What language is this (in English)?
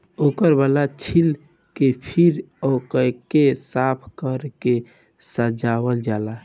Bhojpuri